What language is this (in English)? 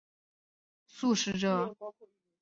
Chinese